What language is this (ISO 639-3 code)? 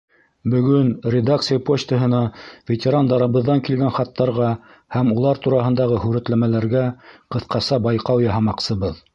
bak